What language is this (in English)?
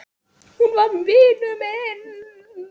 Icelandic